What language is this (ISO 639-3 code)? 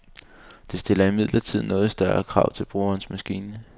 dan